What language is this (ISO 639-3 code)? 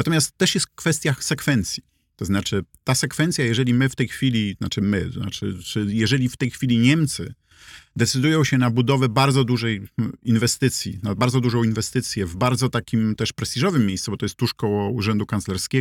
pol